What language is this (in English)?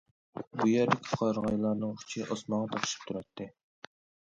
Uyghur